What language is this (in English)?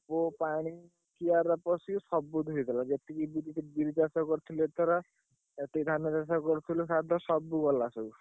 Odia